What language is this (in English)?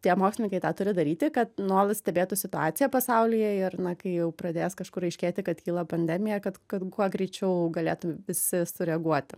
Lithuanian